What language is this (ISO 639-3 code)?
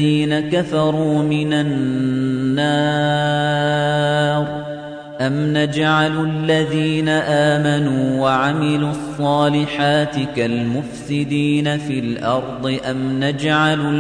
ara